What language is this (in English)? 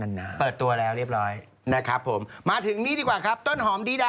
Thai